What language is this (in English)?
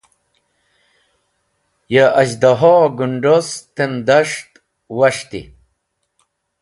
Wakhi